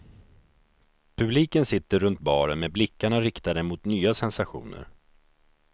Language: Swedish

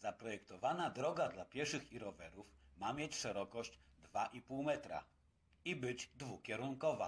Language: Polish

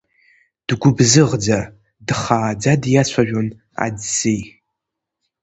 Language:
Abkhazian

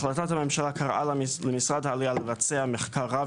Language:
Hebrew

